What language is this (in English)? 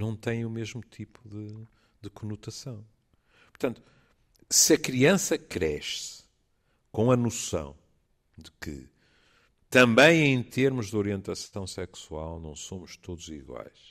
Portuguese